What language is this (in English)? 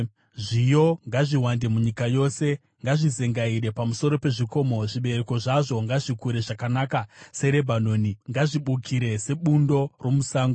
Shona